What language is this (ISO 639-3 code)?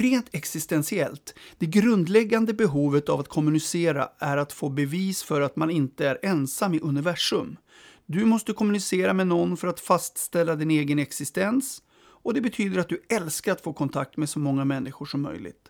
swe